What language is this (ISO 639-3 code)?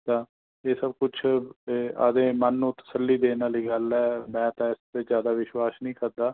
pan